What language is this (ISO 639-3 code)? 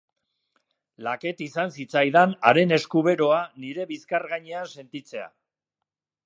eus